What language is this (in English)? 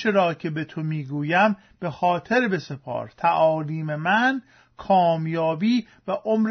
Persian